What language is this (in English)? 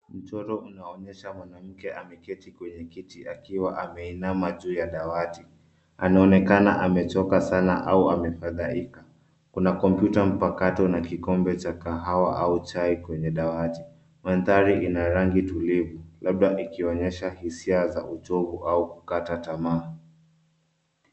Swahili